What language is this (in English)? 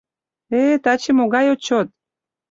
Mari